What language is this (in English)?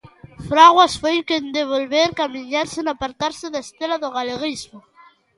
Galician